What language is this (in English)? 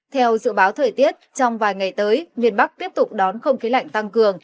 Vietnamese